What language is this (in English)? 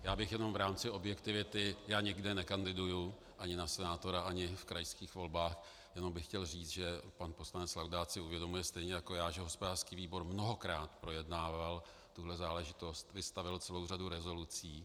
Czech